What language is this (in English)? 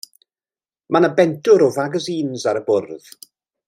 Welsh